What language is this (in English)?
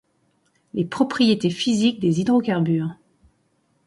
French